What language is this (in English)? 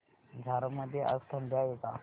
Marathi